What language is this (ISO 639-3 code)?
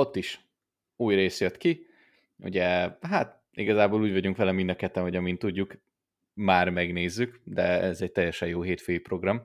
hun